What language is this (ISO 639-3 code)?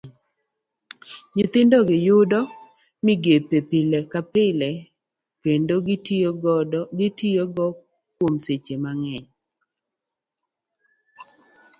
luo